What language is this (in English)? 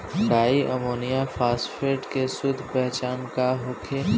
Bhojpuri